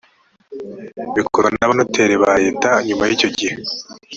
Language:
Kinyarwanda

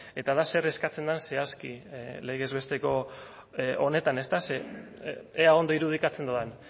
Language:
Basque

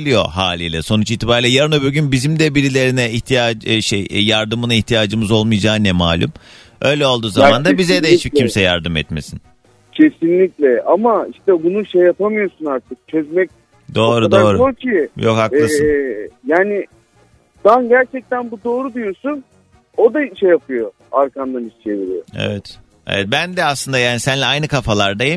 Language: Turkish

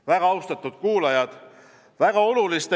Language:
Estonian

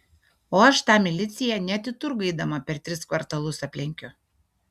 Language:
Lithuanian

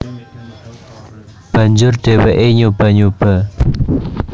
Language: Javanese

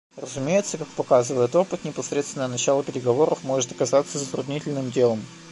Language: Russian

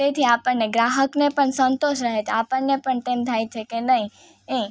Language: Gujarati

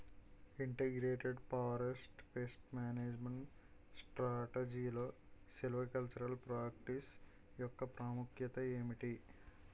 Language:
Telugu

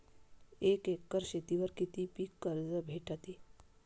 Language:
Marathi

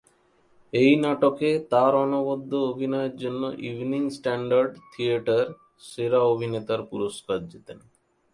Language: Bangla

